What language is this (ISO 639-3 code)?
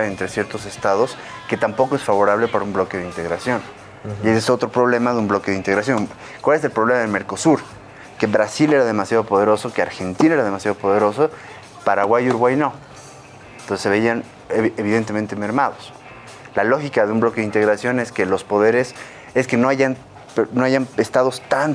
spa